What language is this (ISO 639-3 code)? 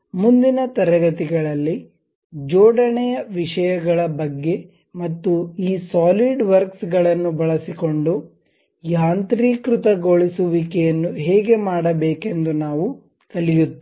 kan